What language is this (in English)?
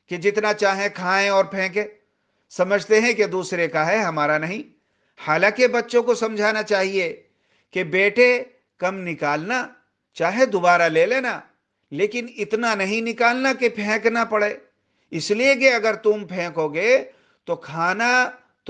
Urdu